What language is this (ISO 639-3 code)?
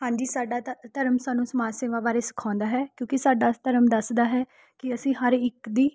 pan